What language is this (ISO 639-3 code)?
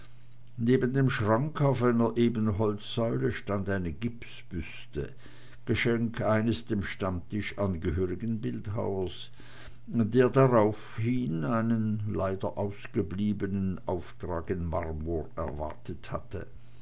deu